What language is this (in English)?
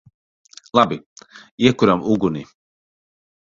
Latvian